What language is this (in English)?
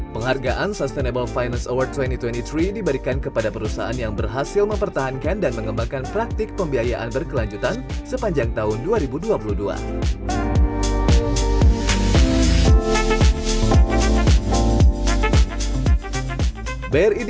Indonesian